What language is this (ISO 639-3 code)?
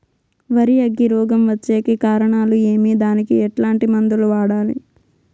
tel